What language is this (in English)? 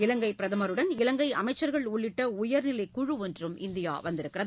Tamil